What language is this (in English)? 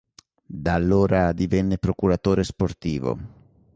Italian